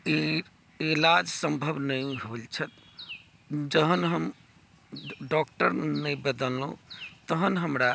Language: Maithili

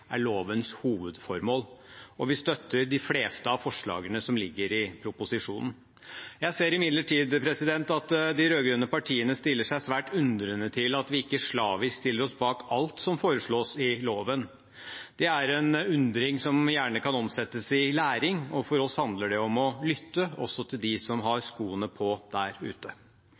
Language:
Norwegian Bokmål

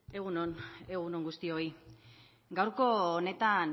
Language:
Basque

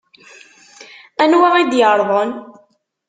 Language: Kabyle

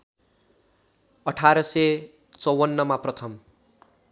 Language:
Nepali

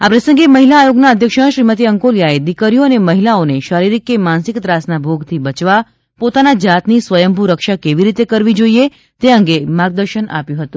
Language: Gujarati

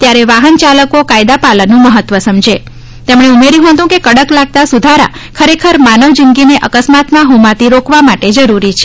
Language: Gujarati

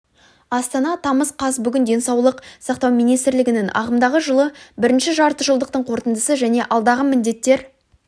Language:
Kazakh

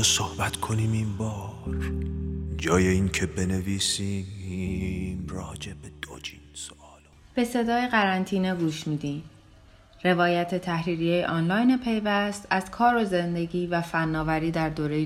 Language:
Persian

